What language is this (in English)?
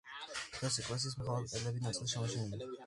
Georgian